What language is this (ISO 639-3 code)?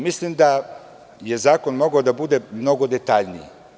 srp